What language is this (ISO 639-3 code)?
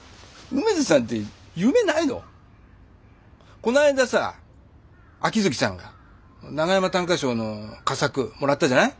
jpn